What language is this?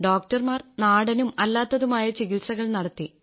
Malayalam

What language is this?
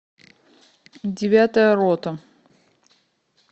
Russian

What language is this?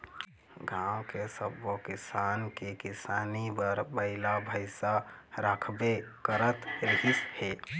Chhattisgarhi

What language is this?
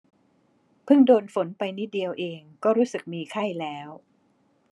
Thai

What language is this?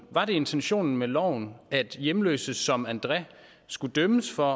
Danish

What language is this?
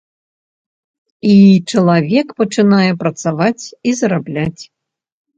Belarusian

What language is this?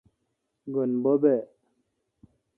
Kalkoti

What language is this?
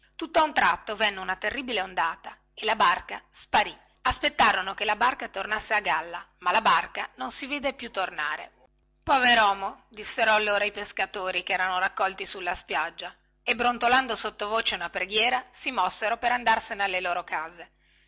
Italian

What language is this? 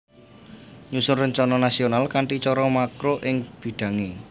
Javanese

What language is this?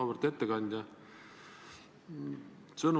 Estonian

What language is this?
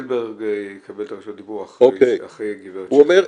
Hebrew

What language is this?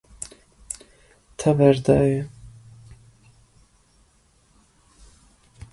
Kurdish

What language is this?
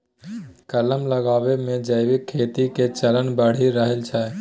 Maithili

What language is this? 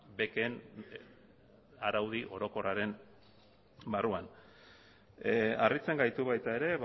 Basque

